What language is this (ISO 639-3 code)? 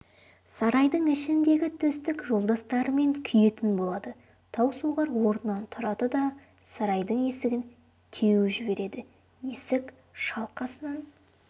kaz